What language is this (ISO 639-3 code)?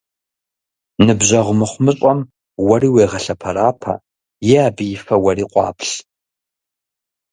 kbd